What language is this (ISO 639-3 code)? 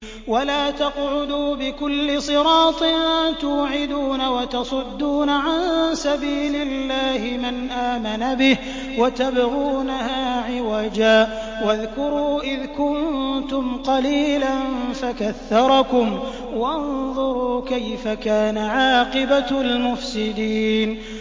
ara